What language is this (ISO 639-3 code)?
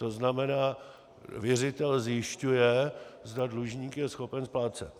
ces